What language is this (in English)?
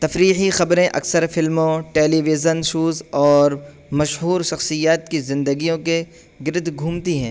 Urdu